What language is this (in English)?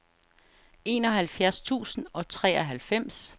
Danish